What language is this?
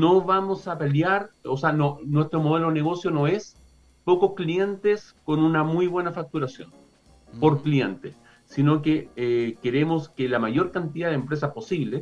Spanish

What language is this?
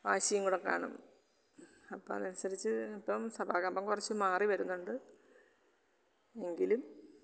Malayalam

